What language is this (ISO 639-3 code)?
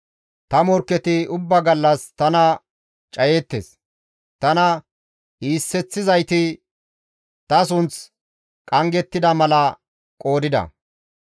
gmv